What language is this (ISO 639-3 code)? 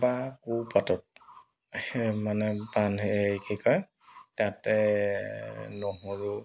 asm